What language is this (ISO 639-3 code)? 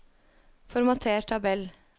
nor